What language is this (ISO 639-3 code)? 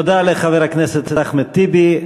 heb